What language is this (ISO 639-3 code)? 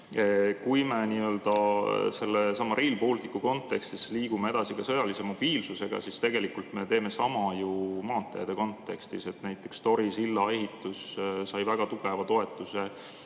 est